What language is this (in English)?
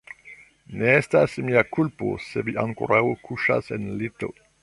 Esperanto